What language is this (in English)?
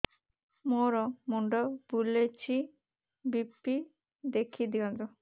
Odia